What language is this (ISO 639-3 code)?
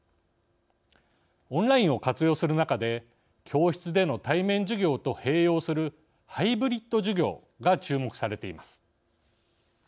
jpn